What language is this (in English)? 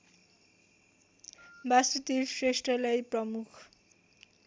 Nepali